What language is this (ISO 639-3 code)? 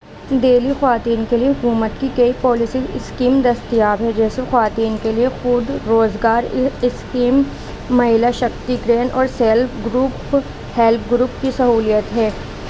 urd